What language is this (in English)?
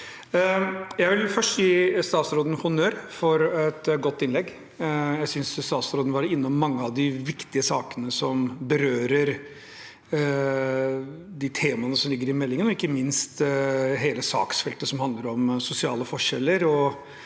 Norwegian